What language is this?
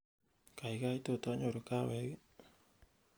Kalenjin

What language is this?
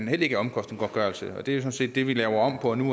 Danish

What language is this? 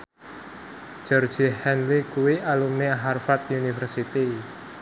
Javanese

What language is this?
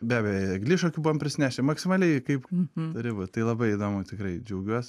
Lithuanian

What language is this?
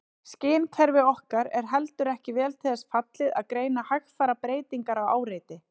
Icelandic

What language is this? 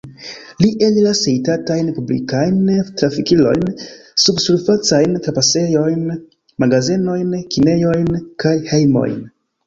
Esperanto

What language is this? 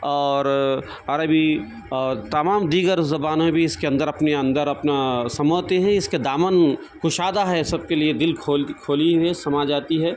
Urdu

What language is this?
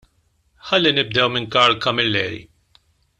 Maltese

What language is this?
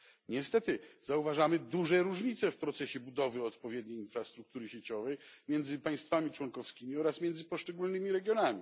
Polish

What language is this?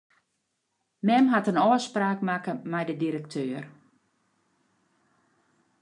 Western Frisian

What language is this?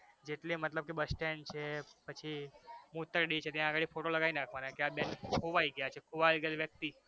Gujarati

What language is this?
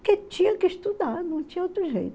Portuguese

